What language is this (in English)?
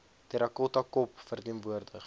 Afrikaans